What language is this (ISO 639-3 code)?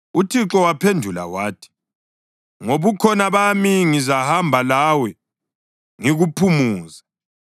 nde